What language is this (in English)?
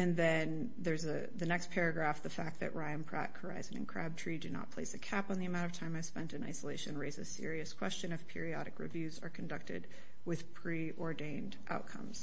English